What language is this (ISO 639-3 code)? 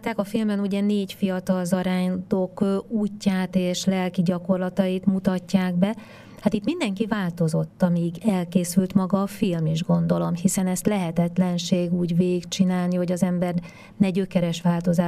hun